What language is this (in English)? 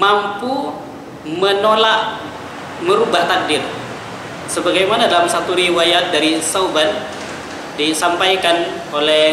Indonesian